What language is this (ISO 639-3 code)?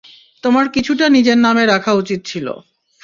ben